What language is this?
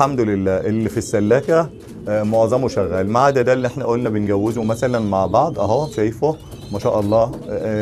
Arabic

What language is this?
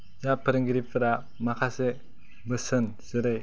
Bodo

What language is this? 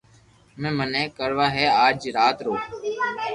Loarki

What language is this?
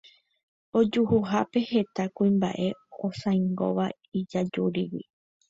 Guarani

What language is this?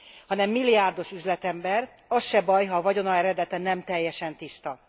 Hungarian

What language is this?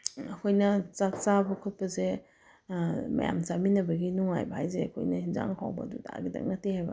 Manipuri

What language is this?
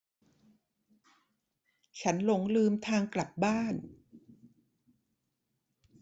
Thai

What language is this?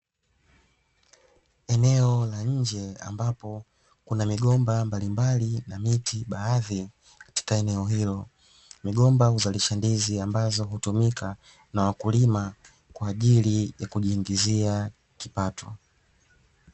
Swahili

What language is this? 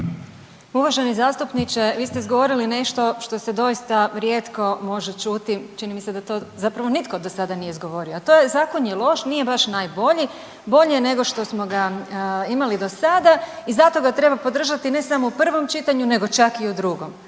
Croatian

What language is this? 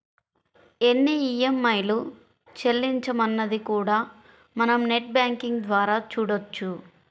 Telugu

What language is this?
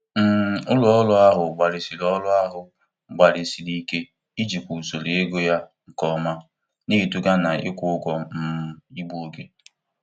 Igbo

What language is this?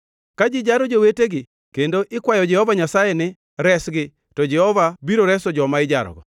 Luo (Kenya and Tanzania)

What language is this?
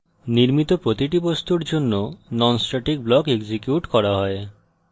Bangla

